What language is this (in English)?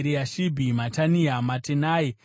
Shona